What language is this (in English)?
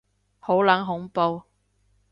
Cantonese